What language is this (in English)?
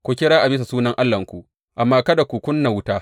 Hausa